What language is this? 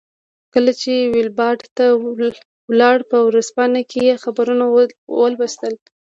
Pashto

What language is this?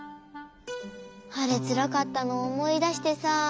Japanese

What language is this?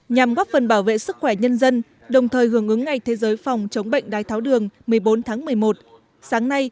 Vietnamese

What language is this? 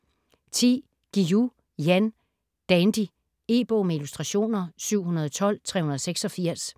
Danish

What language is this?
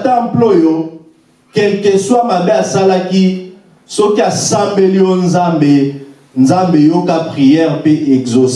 French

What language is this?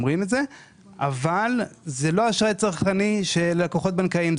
Hebrew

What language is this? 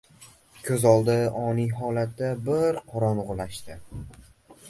Uzbek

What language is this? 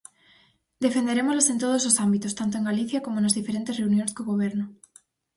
Galician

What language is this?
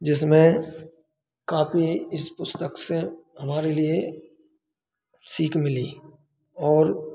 Hindi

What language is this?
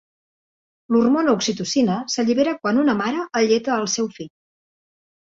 Catalan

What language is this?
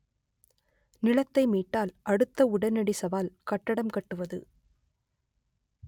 Tamil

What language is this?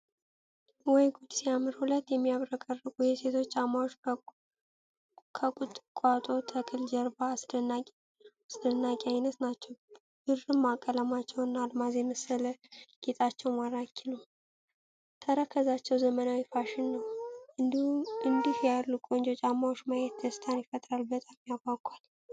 Amharic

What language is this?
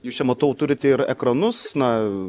Lithuanian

